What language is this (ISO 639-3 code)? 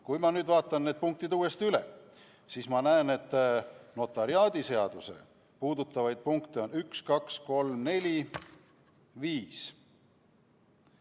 est